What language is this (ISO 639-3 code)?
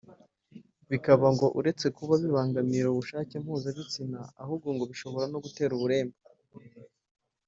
kin